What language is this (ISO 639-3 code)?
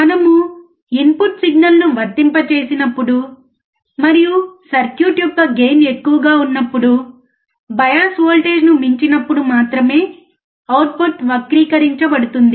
tel